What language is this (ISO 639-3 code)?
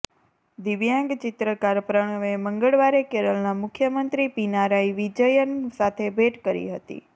guj